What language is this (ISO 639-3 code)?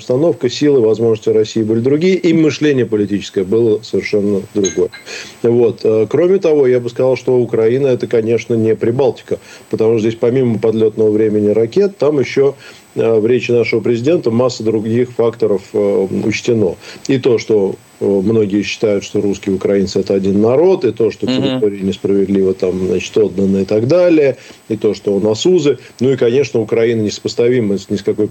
rus